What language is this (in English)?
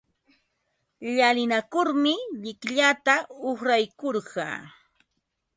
Ambo-Pasco Quechua